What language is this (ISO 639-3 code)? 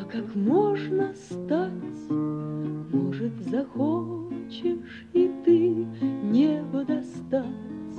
rus